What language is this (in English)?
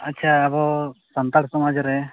Santali